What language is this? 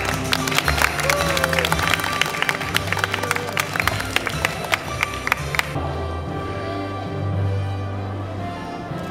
Korean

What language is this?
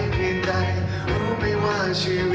Thai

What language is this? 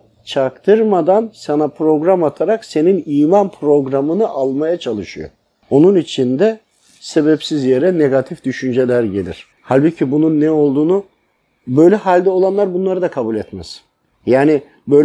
Turkish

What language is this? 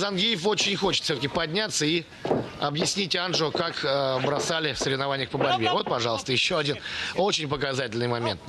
Russian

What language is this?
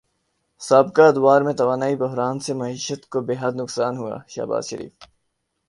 Urdu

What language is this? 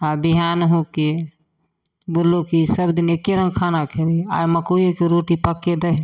Maithili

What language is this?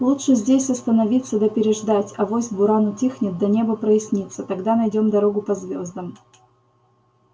Russian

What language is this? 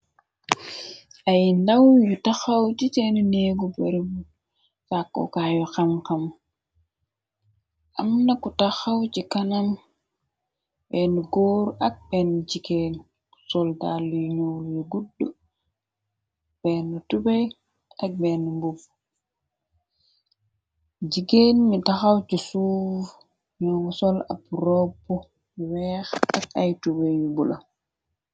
Wolof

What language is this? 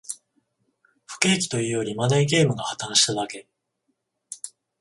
Japanese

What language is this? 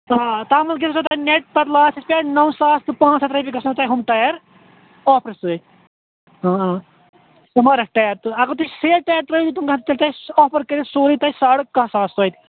Kashmiri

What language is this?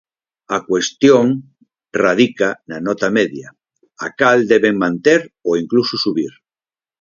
Galician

